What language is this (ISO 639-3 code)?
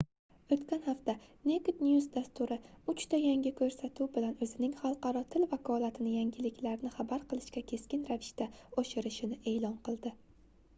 uzb